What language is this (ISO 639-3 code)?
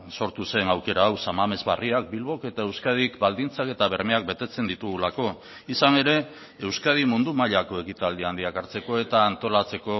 eus